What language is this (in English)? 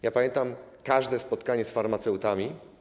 Polish